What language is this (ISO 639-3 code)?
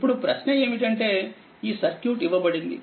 tel